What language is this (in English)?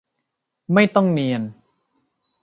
Thai